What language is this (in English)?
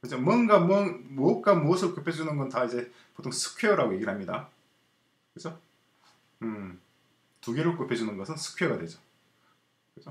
Korean